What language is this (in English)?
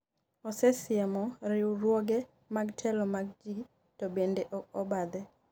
Luo (Kenya and Tanzania)